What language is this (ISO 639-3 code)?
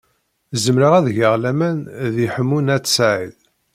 kab